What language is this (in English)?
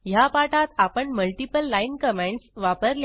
Marathi